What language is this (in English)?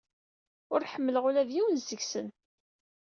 Kabyle